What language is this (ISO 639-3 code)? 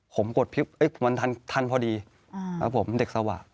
tha